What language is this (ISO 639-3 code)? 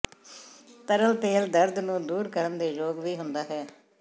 pan